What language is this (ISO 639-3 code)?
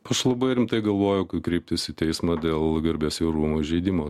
lit